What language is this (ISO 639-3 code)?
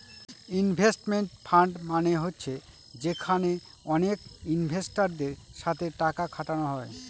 ben